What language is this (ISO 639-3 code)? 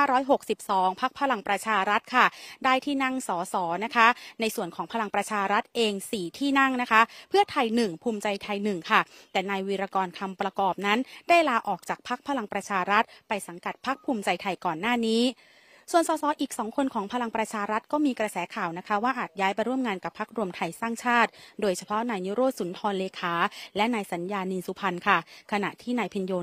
tha